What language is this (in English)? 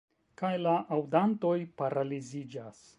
Esperanto